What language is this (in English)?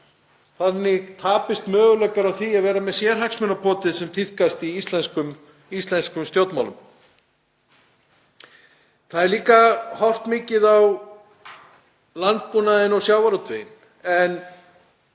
Icelandic